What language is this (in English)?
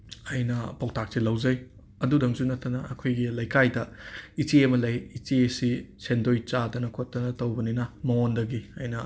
Manipuri